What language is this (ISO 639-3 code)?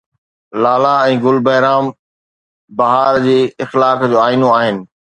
snd